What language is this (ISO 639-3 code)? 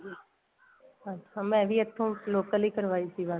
pan